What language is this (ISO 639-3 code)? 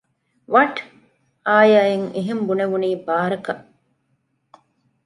div